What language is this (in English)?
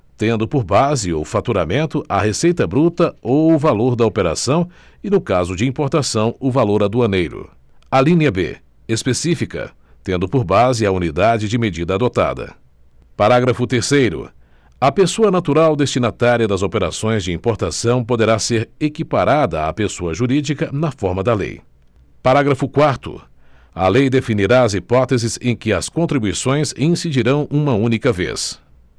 Portuguese